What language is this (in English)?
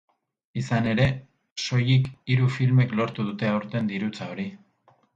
Basque